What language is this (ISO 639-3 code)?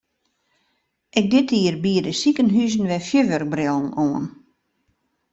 fry